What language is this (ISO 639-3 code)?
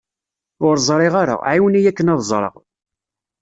kab